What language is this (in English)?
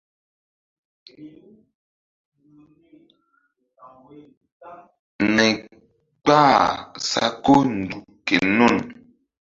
Mbum